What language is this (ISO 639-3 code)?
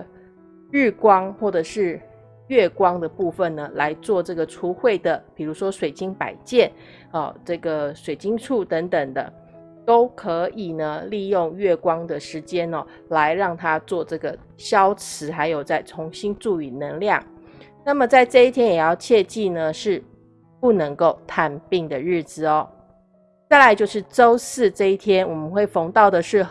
zho